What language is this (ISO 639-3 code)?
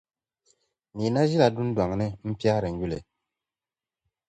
dag